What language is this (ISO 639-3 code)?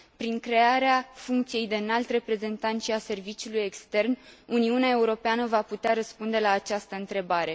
ron